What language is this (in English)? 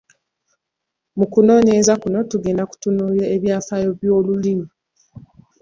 Ganda